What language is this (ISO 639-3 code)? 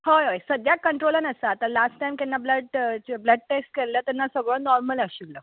kok